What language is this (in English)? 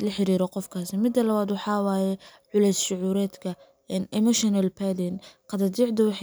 Somali